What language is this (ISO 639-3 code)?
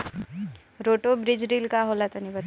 bho